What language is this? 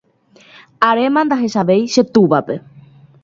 Guarani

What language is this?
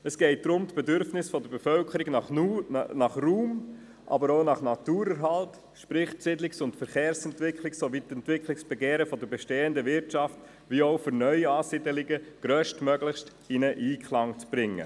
Swiss German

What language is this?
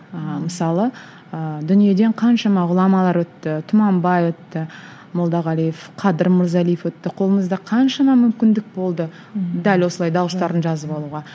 Kazakh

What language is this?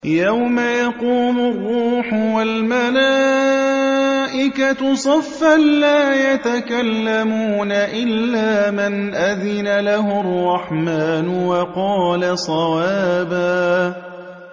Arabic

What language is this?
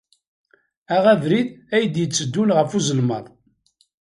Kabyle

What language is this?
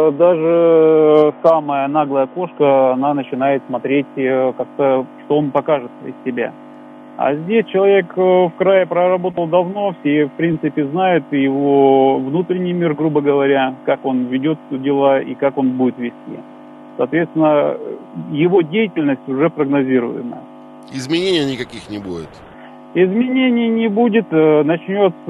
Russian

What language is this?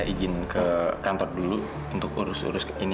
Indonesian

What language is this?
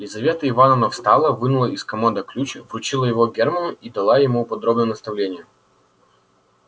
Russian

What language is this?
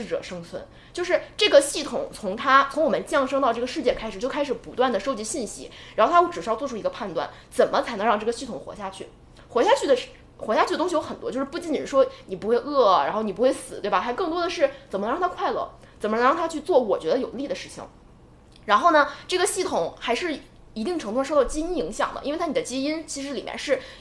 Chinese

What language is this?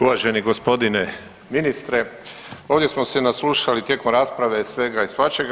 Croatian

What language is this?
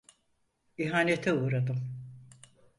Turkish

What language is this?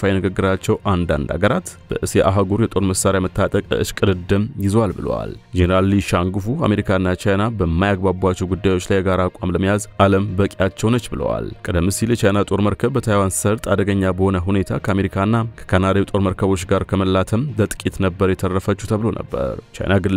Arabic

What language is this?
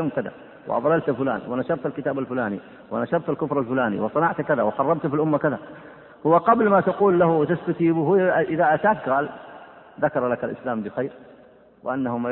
Arabic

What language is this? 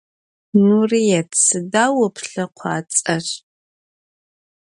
Adyghe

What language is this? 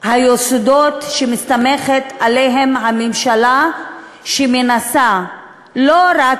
Hebrew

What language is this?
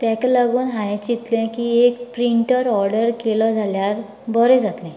Konkani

